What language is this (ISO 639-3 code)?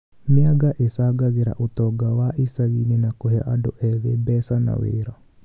kik